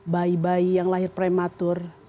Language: Indonesian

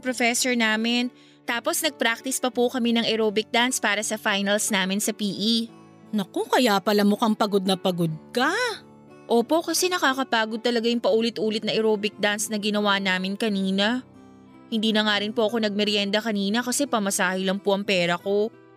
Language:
Filipino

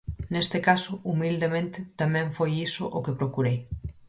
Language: Galician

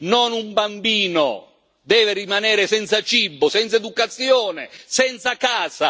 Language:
Italian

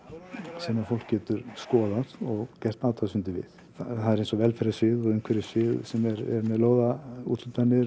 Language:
Icelandic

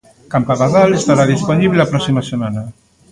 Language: Galician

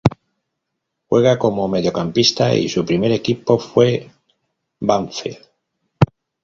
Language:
Spanish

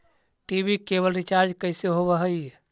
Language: Magahi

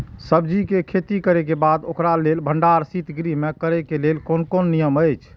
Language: Maithili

